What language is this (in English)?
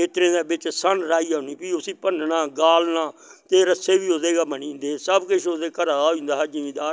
Dogri